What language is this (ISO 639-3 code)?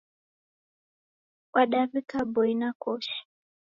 dav